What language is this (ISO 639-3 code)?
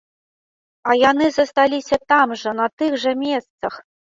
bel